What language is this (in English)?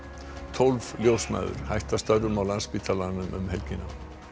Icelandic